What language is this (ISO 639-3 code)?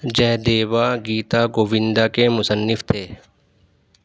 urd